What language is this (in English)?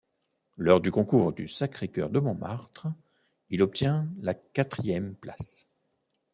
French